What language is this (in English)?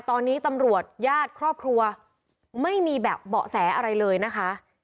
Thai